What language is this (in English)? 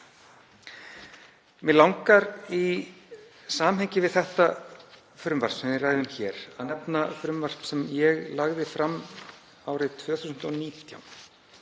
Icelandic